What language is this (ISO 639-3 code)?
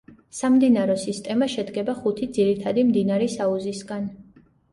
kat